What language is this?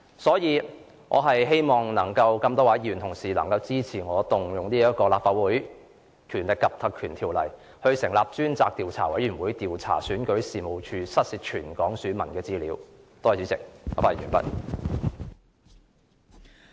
Cantonese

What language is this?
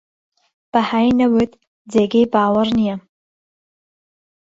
Central Kurdish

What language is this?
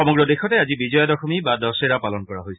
Assamese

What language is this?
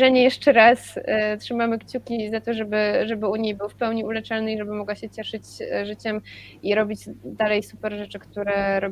Polish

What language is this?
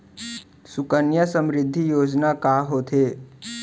Chhattisgarhi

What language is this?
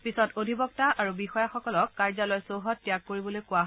Assamese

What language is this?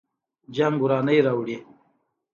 Pashto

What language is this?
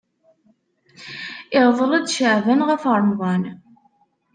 Kabyle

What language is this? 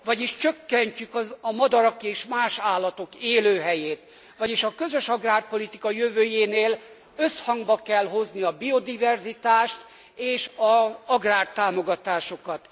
Hungarian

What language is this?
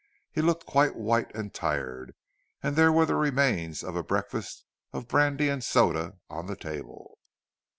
English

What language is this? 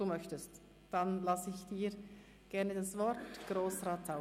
Swiss German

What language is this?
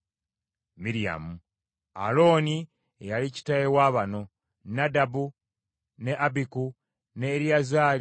Ganda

